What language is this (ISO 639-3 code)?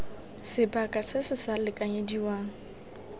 tsn